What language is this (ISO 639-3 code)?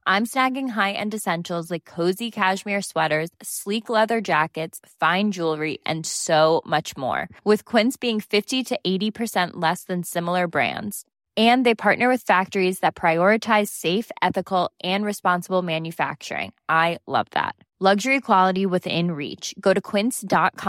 fas